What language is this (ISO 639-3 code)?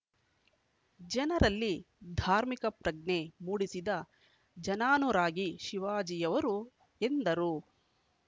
kan